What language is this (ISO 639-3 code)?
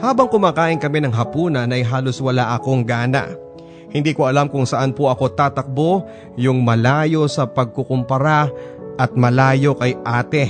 fil